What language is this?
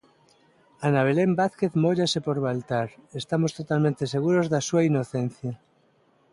Galician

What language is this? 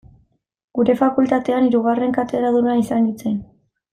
Basque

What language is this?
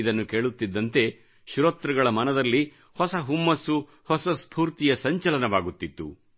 Kannada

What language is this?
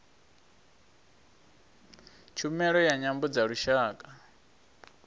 Venda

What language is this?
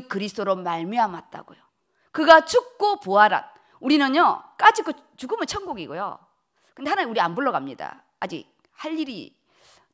Korean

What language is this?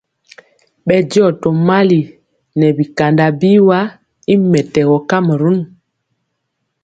Mpiemo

